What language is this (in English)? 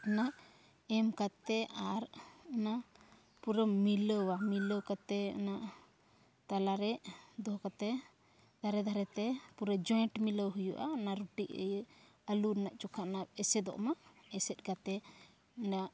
Santali